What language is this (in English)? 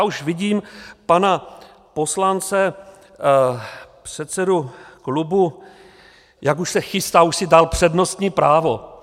Czech